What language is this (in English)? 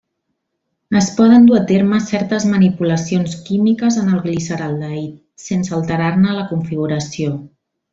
Catalan